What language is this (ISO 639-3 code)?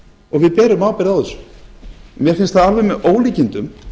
isl